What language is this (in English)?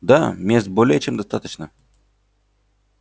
Russian